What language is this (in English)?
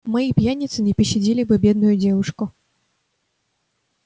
Russian